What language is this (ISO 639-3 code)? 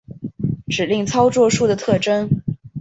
zho